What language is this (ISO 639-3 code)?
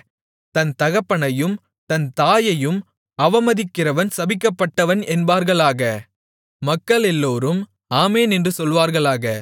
tam